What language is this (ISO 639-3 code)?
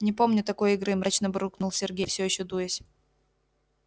rus